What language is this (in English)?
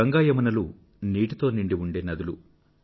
Telugu